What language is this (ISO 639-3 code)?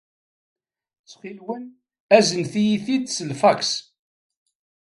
kab